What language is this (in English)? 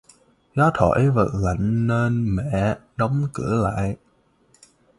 Vietnamese